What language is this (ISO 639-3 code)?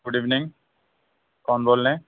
urd